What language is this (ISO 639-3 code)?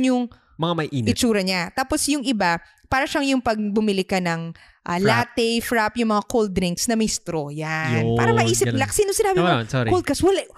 fil